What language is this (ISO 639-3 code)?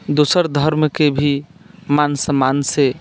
mai